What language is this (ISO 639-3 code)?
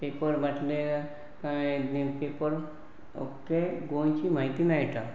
kok